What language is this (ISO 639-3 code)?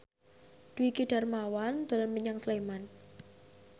jav